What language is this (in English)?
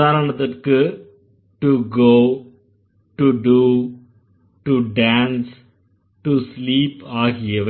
Tamil